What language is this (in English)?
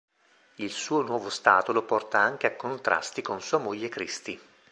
Italian